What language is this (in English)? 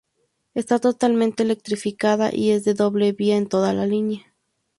Spanish